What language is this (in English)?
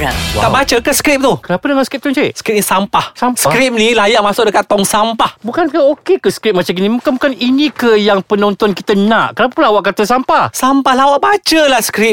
Malay